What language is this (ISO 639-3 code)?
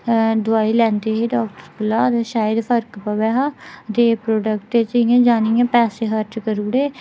doi